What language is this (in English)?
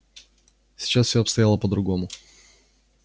Russian